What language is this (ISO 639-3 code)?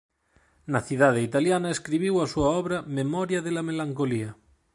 glg